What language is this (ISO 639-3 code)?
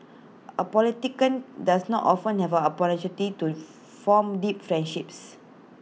eng